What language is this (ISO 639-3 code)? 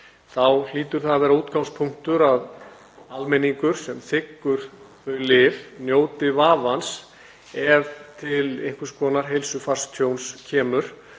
isl